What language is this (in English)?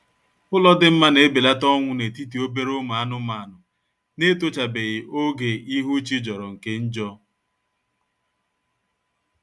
Igbo